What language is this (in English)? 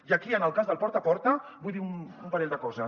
Catalan